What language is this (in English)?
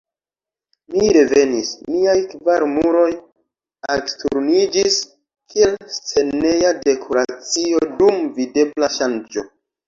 Esperanto